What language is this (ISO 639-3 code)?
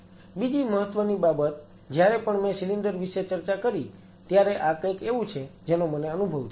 guj